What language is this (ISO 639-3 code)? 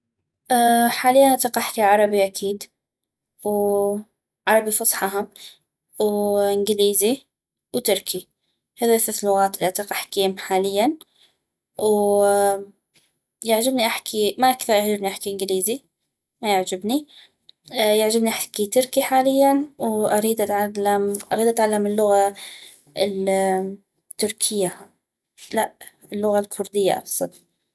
ayp